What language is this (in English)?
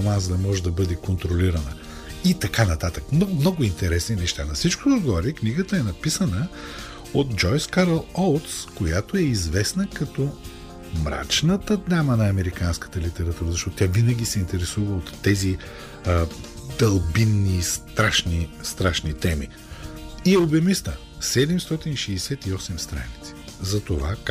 Bulgarian